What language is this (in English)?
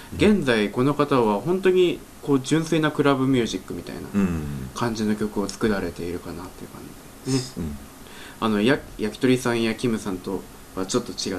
Japanese